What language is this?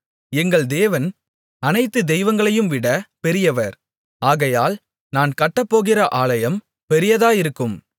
Tamil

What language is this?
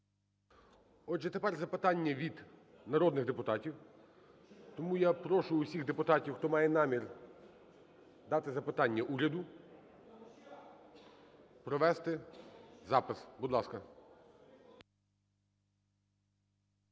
Ukrainian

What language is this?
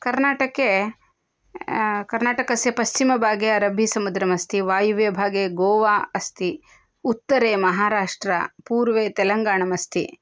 Sanskrit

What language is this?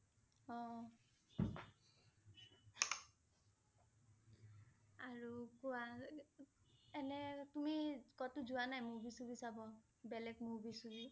Assamese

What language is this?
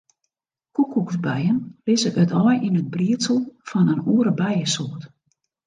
Western Frisian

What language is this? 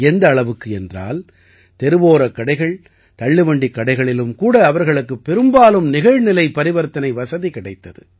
Tamil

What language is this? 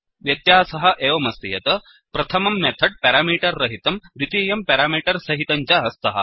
Sanskrit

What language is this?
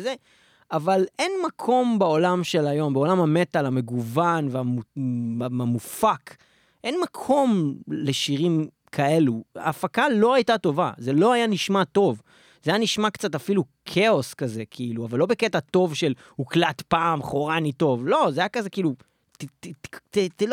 Hebrew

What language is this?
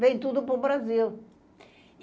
Portuguese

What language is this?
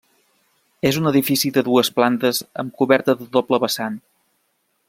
Catalan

